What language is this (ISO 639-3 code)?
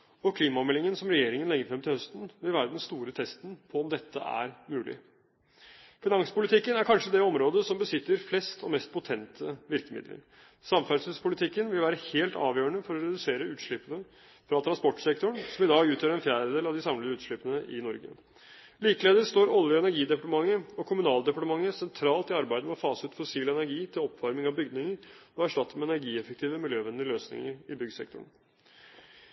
nob